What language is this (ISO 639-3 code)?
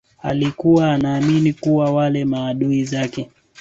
swa